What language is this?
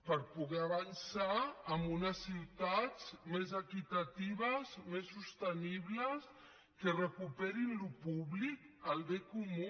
Catalan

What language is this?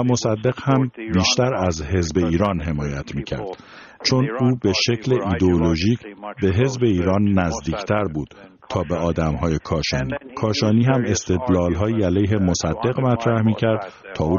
Persian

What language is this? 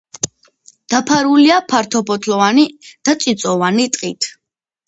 Georgian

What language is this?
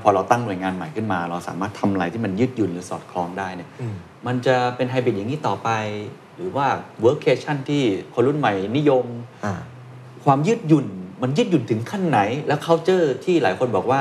Thai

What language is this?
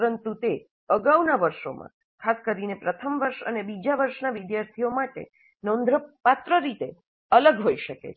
Gujarati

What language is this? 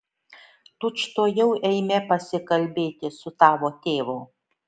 Lithuanian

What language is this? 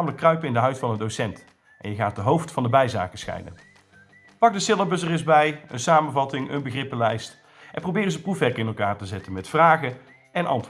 Dutch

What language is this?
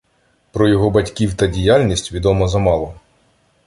Ukrainian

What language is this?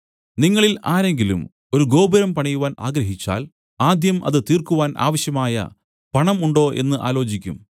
Malayalam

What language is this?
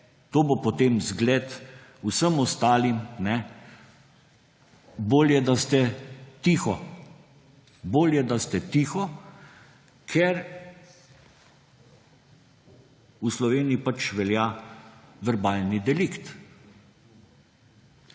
Slovenian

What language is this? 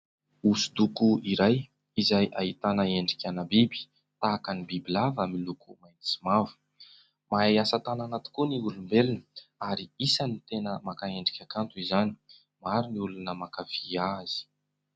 Malagasy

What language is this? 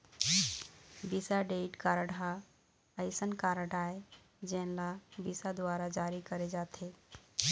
Chhattisgarhi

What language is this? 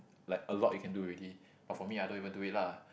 English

